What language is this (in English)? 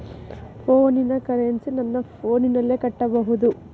Kannada